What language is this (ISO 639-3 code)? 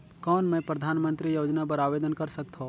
hne